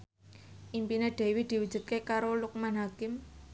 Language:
Javanese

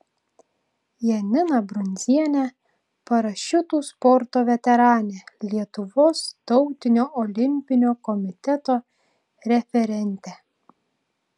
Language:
Lithuanian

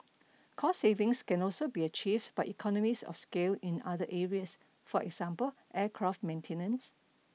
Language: English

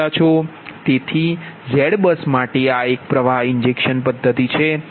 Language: Gujarati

